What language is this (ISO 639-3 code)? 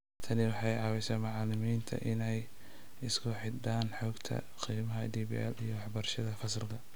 som